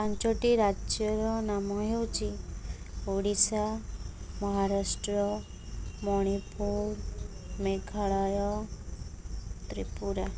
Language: Odia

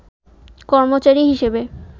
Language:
Bangla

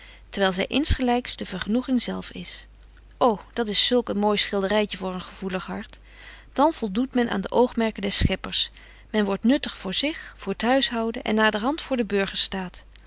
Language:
Dutch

